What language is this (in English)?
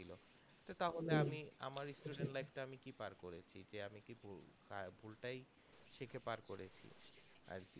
Bangla